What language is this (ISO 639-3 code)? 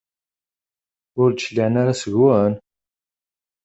kab